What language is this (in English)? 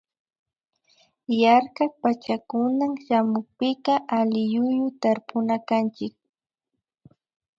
Imbabura Highland Quichua